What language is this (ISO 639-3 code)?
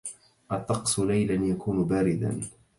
ara